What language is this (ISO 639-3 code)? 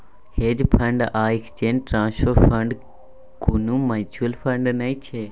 mai